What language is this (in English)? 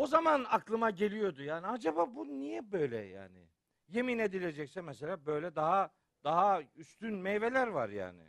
Turkish